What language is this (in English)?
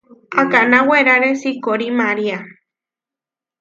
Huarijio